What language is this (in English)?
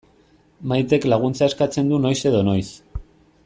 Basque